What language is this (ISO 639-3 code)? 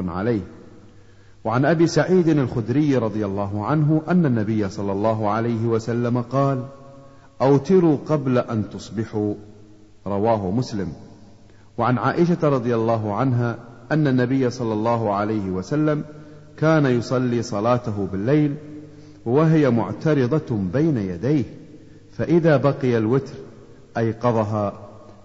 ara